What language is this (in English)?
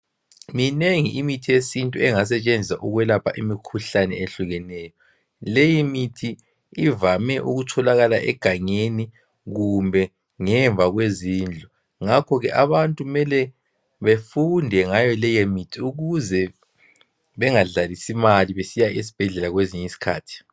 North Ndebele